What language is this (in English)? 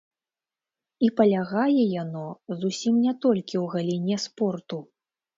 Belarusian